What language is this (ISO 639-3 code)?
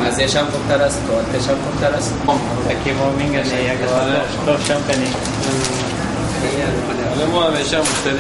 ara